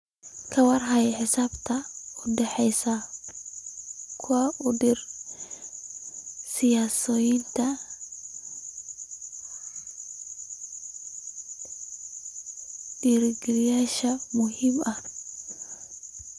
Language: Somali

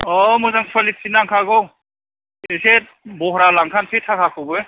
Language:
Bodo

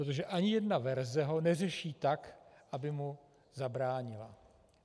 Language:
Czech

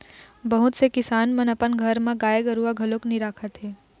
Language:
Chhattisgarhi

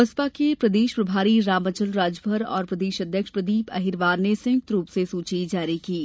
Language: Hindi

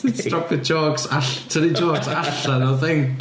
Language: Welsh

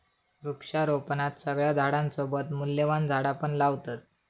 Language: Marathi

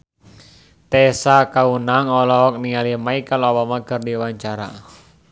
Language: Sundanese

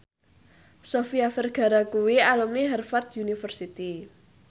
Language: Javanese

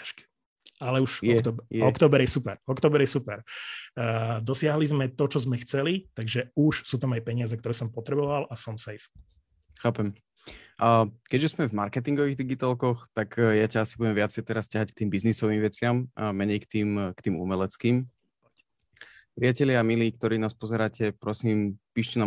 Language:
Slovak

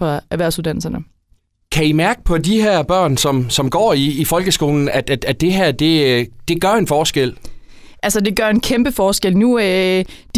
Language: Danish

